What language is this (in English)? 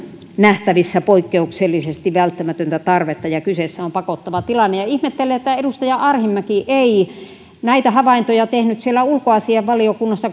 Finnish